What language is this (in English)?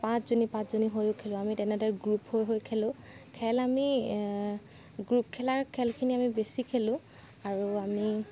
Assamese